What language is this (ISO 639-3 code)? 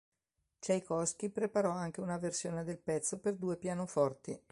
ita